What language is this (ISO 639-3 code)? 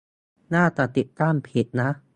tha